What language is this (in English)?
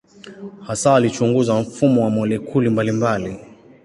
Swahili